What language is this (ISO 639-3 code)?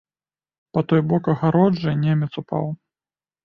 bel